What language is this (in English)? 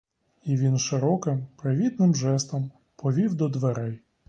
Ukrainian